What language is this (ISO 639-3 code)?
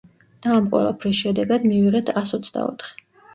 kat